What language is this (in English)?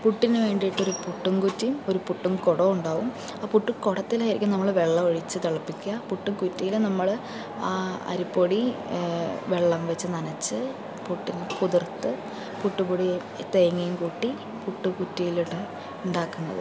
Malayalam